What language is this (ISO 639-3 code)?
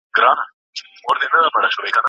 pus